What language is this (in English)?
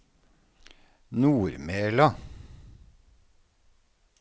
Norwegian